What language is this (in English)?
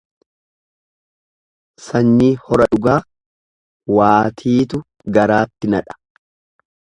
Oromo